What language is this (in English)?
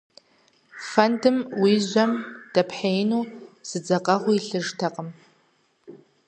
Kabardian